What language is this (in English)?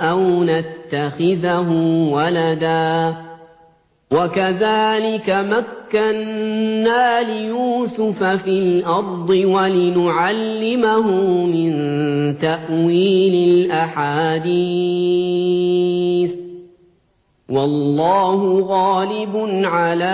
Arabic